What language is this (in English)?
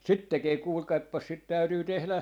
Finnish